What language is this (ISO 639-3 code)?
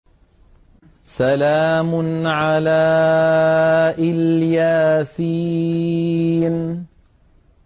ara